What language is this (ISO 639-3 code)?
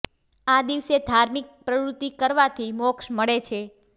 guj